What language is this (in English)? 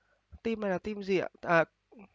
Vietnamese